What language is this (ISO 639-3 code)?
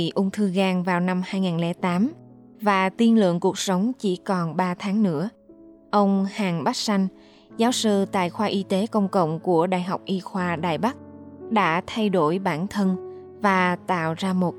vie